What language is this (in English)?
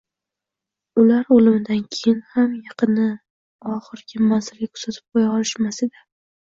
Uzbek